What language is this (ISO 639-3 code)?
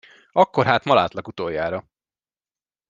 hun